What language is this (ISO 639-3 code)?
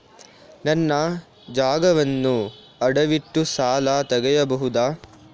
kan